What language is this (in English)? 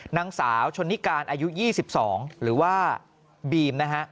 Thai